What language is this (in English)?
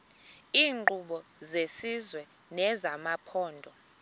Xhosa